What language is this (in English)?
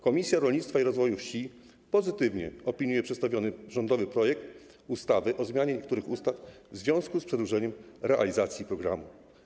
Polish